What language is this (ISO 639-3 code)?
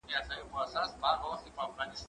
pus